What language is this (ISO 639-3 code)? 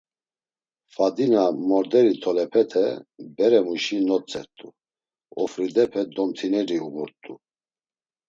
lzz